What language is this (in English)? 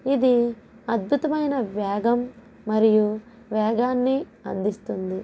Telugu